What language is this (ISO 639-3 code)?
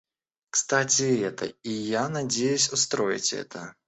rus